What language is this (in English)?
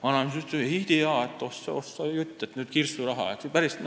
Estonian